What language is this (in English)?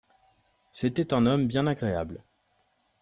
French